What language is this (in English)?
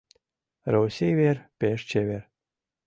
Mari